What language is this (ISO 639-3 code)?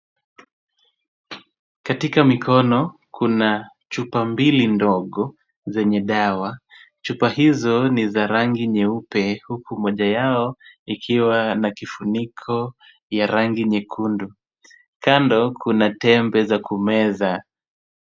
swa